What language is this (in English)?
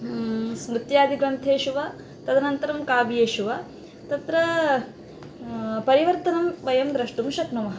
Sanskrit